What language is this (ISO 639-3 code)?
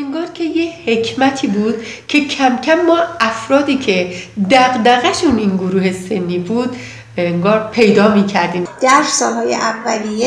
fas